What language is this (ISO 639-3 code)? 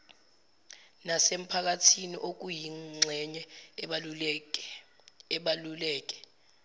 zul